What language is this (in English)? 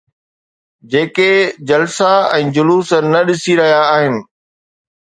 Sindhi